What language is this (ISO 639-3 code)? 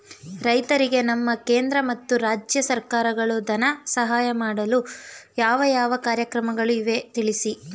kan